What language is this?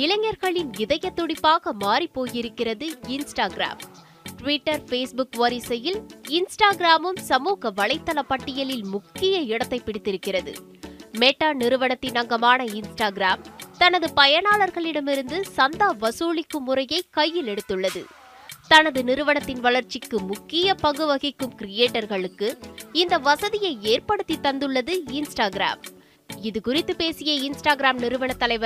Tamil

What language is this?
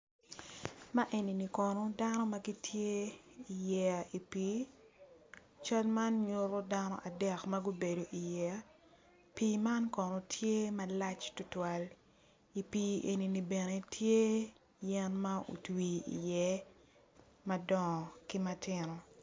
Acoli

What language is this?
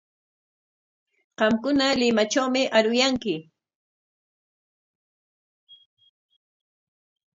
Corongo Ancash Quechua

